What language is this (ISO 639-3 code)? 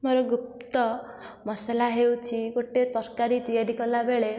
ori